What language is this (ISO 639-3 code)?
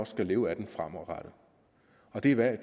dan